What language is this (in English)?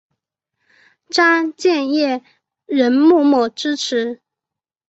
Chinese